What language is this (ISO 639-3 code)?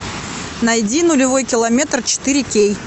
rus